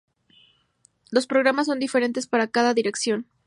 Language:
Spanish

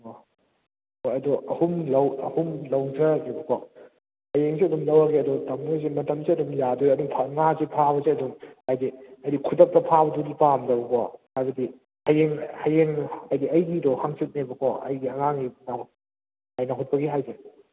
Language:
Manipuri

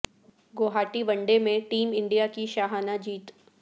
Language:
Urdu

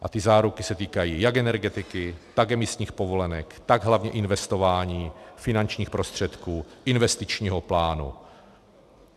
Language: Czech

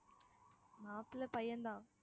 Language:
Tamil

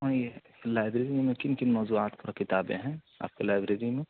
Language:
Urdu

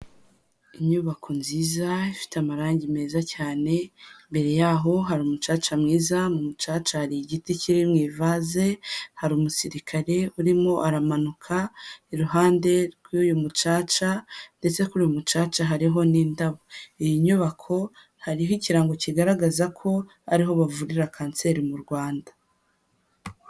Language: Kinyarwanda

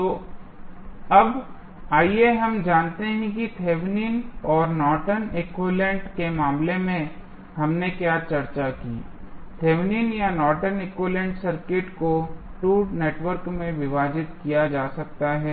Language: Hindi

